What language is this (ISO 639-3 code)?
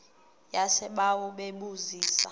xho